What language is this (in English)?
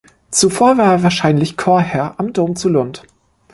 German